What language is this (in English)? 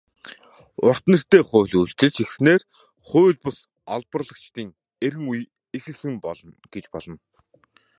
Mongolian